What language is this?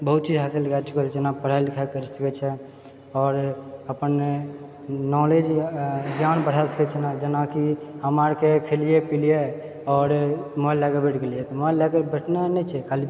Maithili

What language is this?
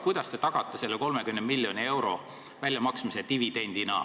Estonian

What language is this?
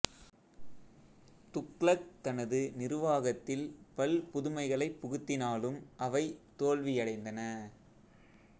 Tamil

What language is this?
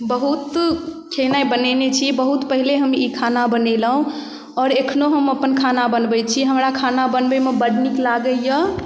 Maithili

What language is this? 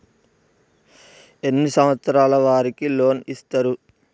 Telugu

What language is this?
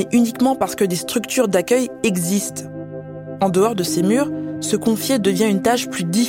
French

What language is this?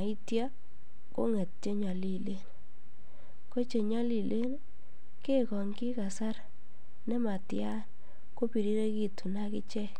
Kalenjin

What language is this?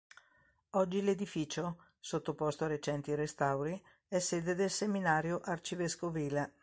Italian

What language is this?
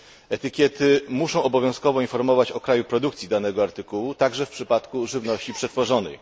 Polish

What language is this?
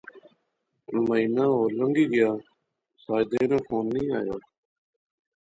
Pahari-Potwari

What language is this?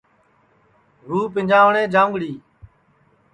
Sansi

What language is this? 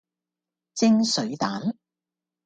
Cantonese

